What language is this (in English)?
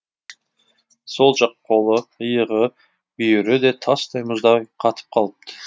Kazakh